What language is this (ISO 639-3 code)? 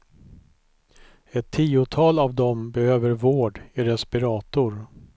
swe